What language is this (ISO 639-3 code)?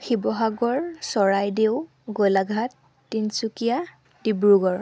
asm